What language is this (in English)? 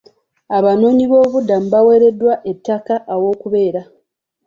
Ganda